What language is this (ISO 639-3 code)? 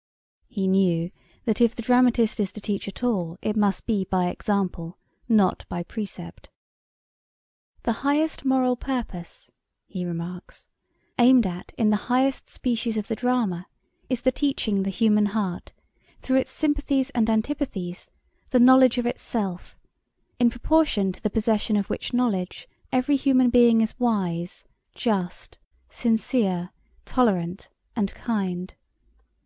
eng